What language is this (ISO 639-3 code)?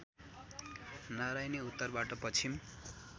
nep